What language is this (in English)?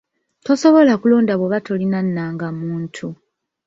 Ganda